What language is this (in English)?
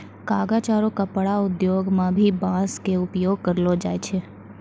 Maithili